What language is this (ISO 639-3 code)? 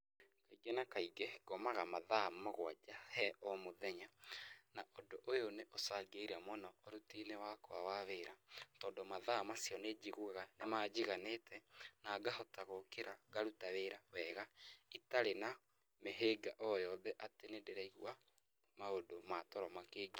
kik